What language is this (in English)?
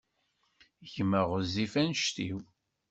Kabyle